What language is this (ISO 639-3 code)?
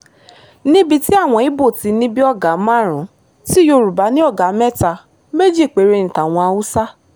yor